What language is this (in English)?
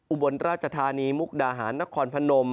Thai